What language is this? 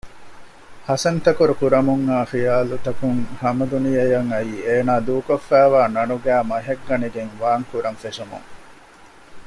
Divehi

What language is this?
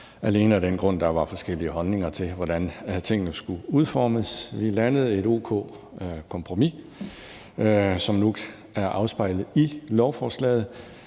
Danish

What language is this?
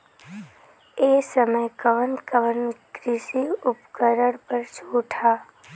Bhojpuri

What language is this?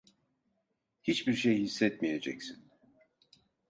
Turkish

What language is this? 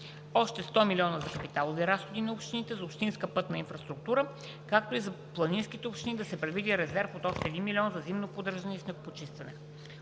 Bulgarian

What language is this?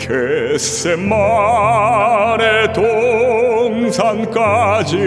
Korean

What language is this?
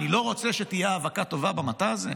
Hebrew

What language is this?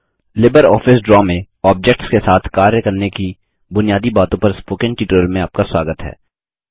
Hindi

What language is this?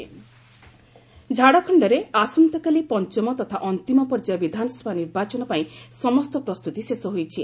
Odia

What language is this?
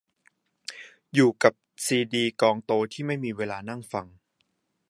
Thai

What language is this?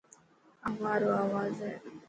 Dhatki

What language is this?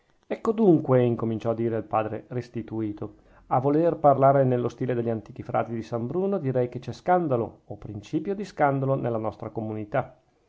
Italian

